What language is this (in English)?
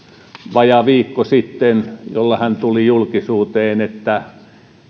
Finnish